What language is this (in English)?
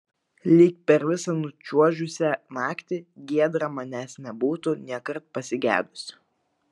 Lithuanian